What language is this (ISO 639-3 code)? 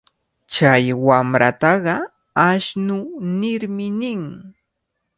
qvl